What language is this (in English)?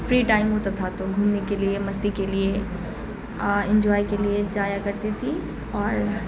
Urdu